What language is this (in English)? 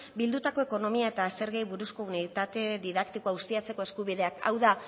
Basque